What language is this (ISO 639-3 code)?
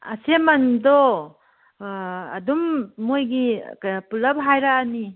mni